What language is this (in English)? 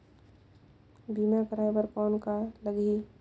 Chhattisgarhi